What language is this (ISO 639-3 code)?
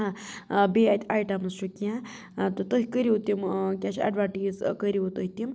kas